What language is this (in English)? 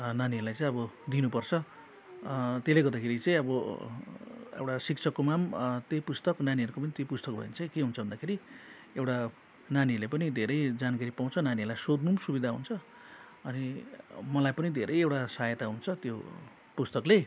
Nepali